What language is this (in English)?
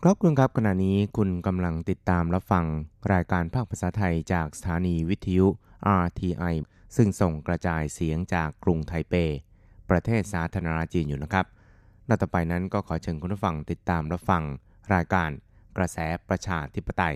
Thai